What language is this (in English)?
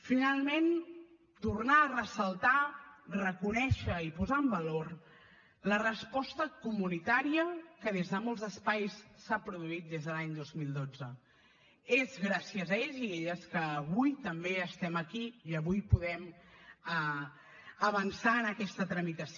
Catalan